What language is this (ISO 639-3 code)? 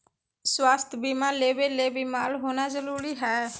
mag